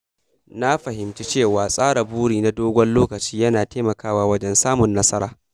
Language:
Hausa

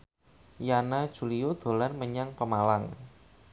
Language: Javanese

